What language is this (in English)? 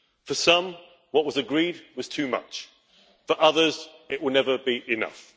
English